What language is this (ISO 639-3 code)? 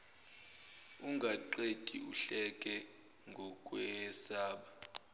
zul